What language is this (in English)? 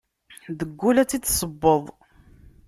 Kabyle